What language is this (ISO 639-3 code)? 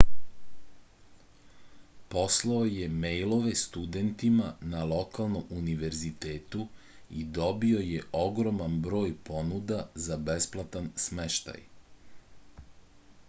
srp